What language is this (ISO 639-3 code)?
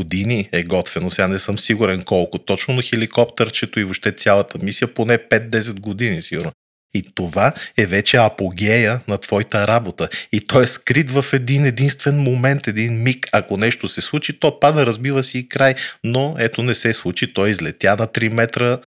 bul